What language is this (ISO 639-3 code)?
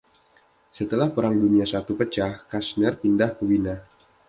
ind